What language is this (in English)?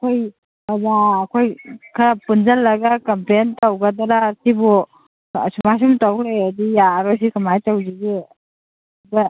Manipuri